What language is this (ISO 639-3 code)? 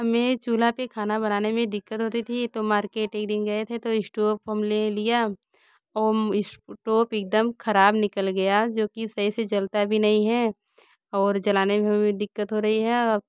hin